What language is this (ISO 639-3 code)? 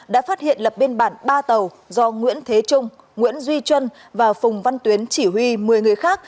vie